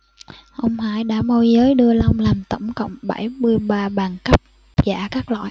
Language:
Vietnamese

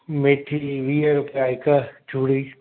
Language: Sindhi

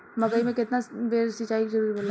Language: Bhojpuri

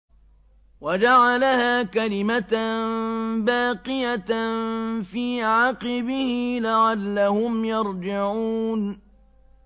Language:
Arabic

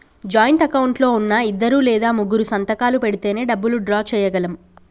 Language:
Telugu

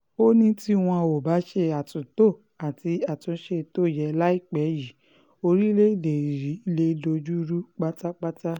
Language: Yoruba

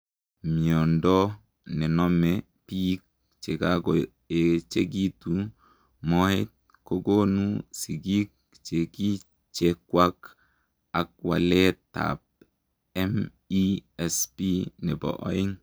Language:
Kalenjin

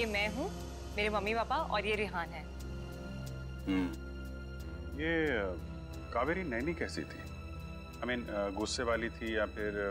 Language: Hindi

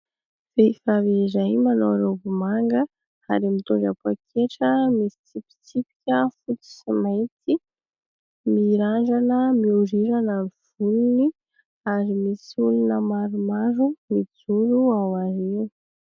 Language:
Malagasy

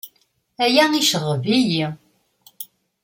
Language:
Kabyle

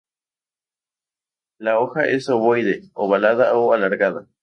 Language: Spanish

